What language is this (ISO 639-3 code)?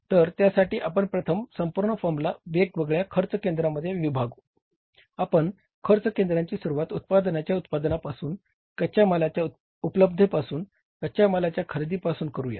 mar